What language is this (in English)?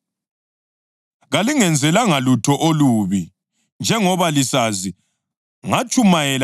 North Ndebele